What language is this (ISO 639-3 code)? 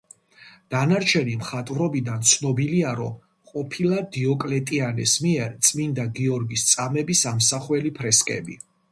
kat